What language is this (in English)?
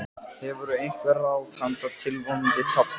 Icelandic